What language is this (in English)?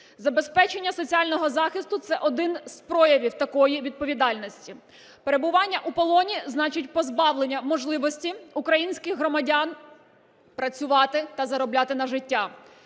Ukrainian